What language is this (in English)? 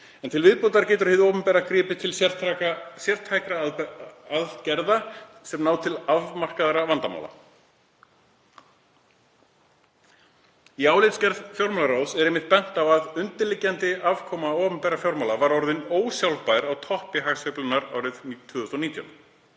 Icelandic